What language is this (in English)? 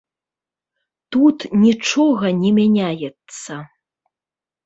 Belarusian